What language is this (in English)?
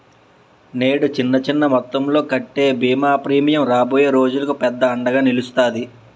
Telugu